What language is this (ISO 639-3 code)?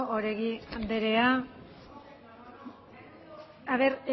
eus